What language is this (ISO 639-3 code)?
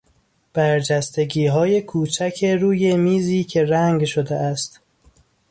fas